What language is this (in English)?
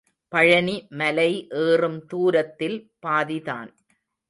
Tamil